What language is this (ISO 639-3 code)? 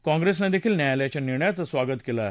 mar